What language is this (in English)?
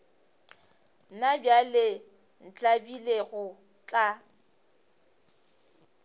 Northern Sotho